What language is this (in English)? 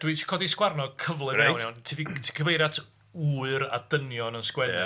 Welsh